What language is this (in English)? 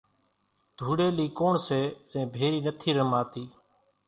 Kachi Koli